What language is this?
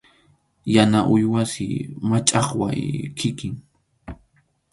Arequipa-La Unión Quechua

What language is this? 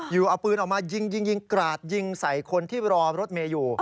Thai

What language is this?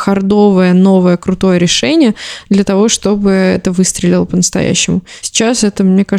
Russian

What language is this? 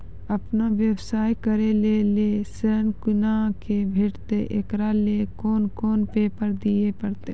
Maithili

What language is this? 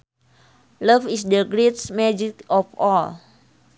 Sundanese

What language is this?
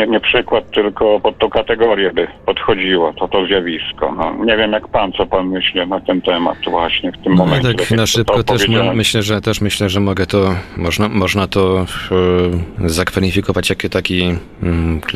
Polish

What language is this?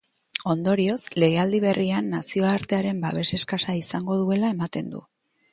Basque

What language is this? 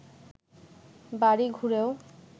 Bangla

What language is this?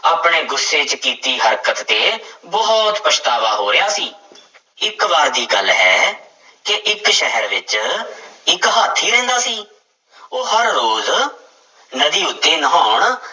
Punjabi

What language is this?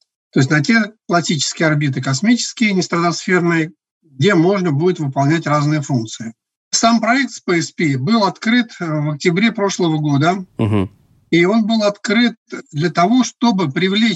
Russian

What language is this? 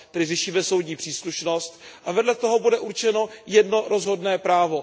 Czech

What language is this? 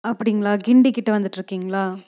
Tamil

